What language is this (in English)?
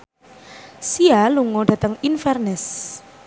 Javanese